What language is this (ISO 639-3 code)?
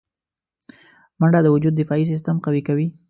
pus